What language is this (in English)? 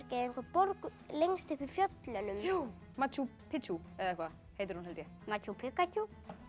Icelandic